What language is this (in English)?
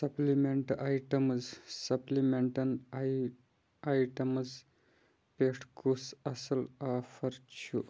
Kashmiri